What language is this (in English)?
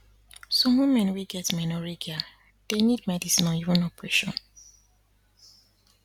Nigerian Pidgin